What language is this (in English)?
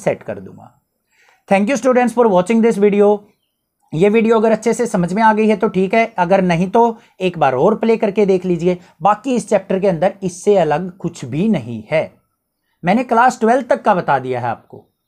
Hindi